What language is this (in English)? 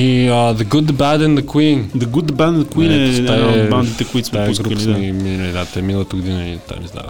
Bulgarian